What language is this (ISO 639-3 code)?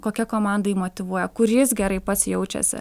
lit